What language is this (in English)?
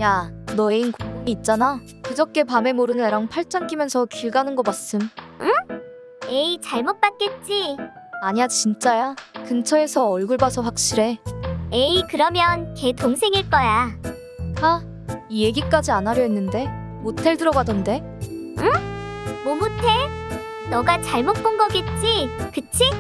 Korean